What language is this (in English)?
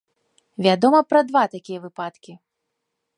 Belarusian